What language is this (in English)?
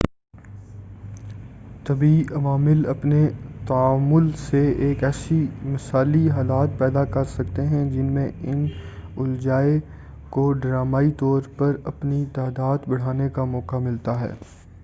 Urdu